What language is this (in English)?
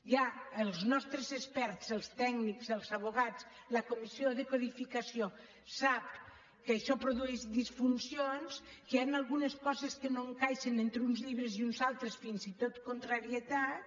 Catalan